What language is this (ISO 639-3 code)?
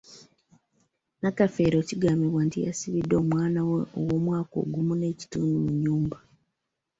lug